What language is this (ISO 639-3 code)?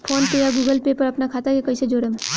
bho